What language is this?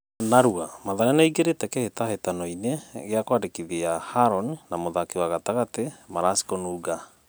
Kikuyu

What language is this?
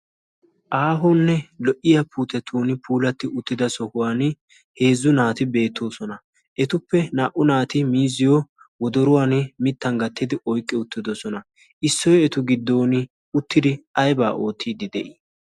Wolaytta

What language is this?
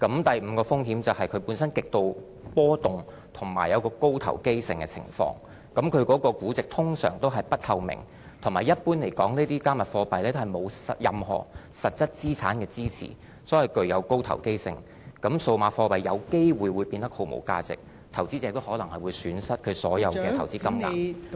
Cantonese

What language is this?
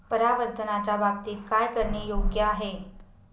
Marathi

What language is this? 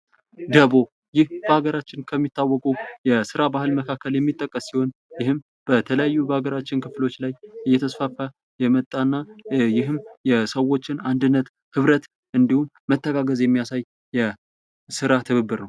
Amharic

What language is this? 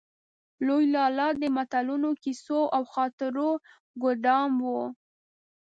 Pashto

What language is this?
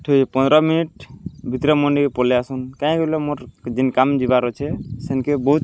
Odia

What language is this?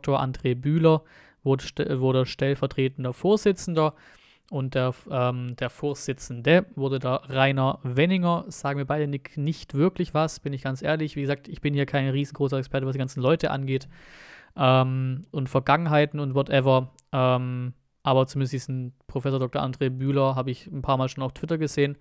German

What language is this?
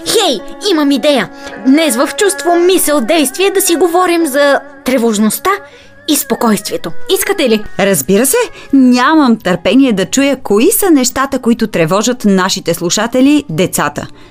Bulgarian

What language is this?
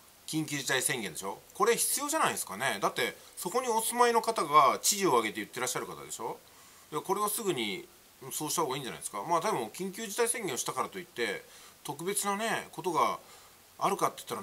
Japanese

